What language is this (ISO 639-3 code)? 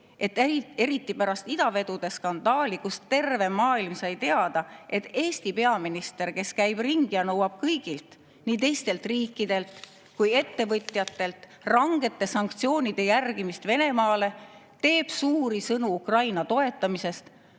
est